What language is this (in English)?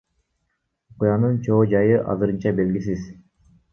Kyrgyz